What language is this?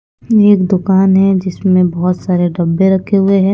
Hindi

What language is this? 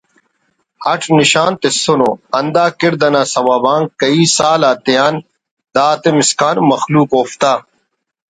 Brahui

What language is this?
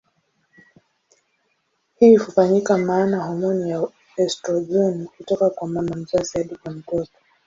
Swahili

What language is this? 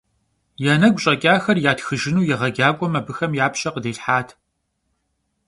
Kabardian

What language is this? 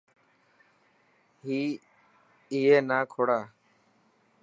Dhatki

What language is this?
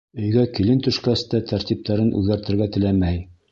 Bashkir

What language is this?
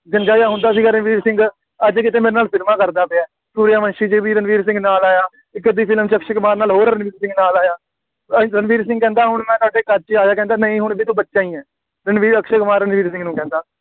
Punjabi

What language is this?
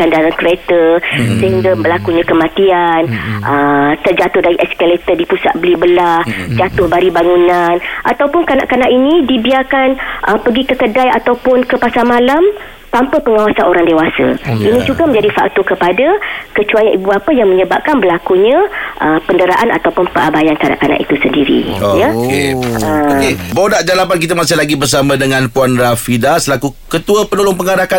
Malay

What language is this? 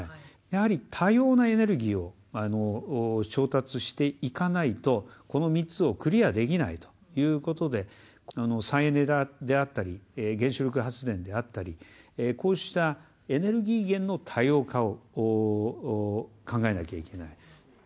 Japanese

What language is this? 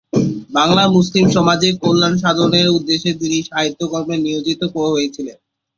Bangla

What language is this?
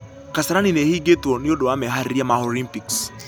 Kikuyu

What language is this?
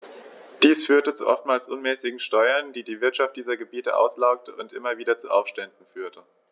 German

